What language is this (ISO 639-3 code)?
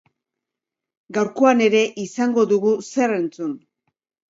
eus